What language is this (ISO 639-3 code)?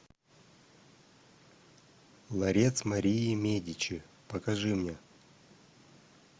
rus